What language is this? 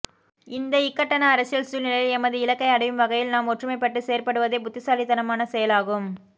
Tamil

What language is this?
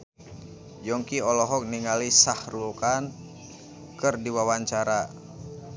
Sundanese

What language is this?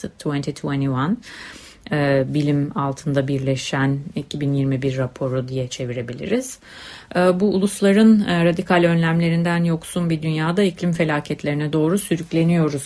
Turkish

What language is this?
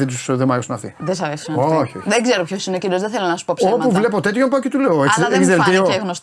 Greek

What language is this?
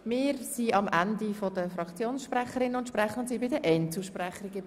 Swiss German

